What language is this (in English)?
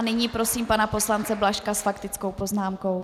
Czech